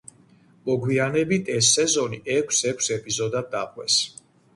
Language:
Georgian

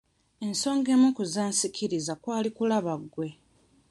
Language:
Ganda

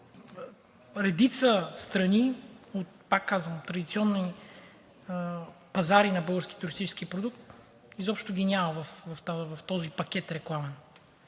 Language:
Bulgarian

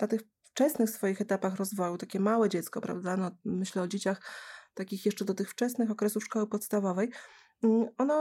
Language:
Polish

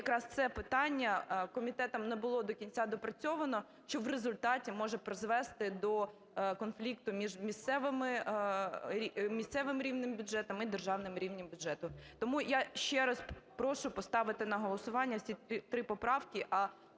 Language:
Ukrainian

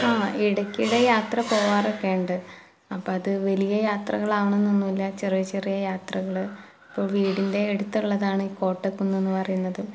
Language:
Malayalam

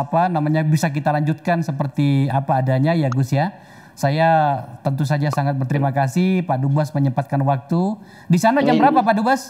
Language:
Indonesian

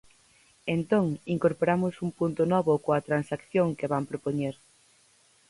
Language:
Galician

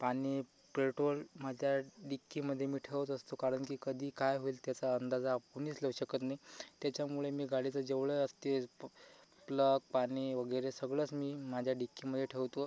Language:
Marathi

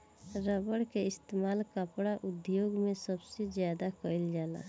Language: Bhojpuri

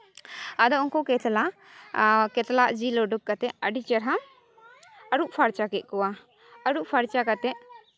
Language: Santali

